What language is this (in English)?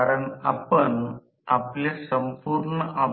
Marathi